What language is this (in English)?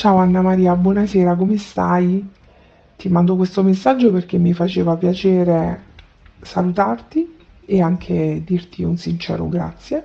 Italian